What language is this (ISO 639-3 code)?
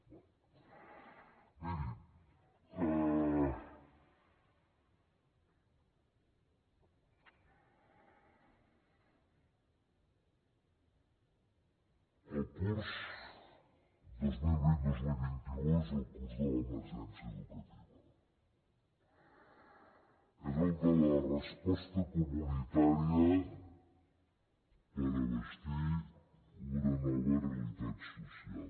cat